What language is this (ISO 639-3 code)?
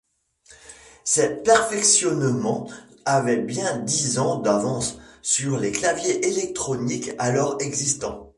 fra